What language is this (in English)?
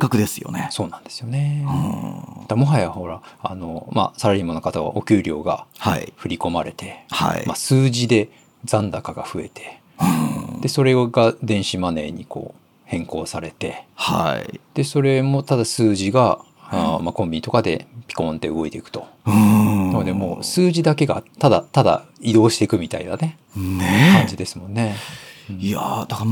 Japanese